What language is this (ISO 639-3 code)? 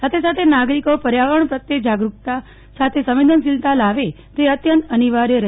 guj